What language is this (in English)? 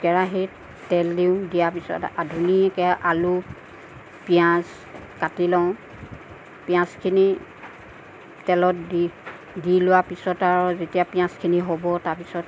Assamese